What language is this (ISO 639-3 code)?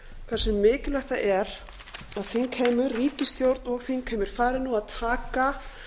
isl